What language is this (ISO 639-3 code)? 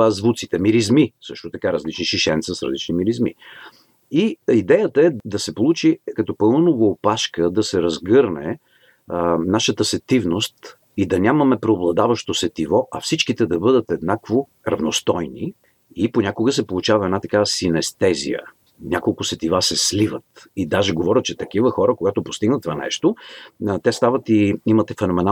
bul